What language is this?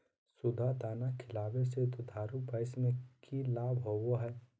Magahi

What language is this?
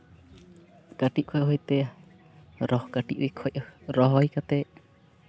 Santali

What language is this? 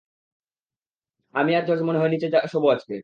Bangla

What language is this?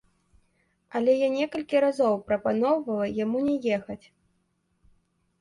Belarusian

